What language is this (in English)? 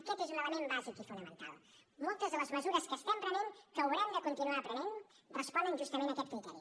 Catalan